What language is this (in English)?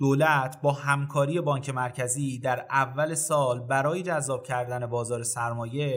Persian